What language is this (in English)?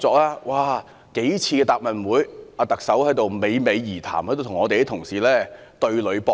Cantonese